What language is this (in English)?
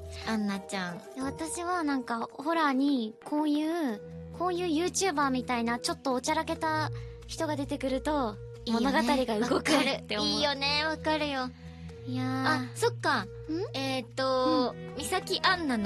Japanese